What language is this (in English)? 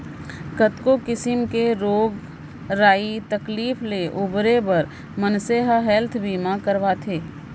Chhattisgarhi